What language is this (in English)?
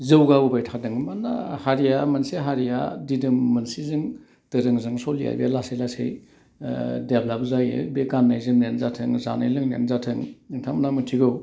Bodo